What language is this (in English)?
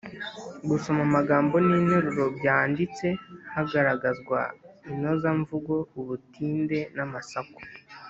Kinyarwanda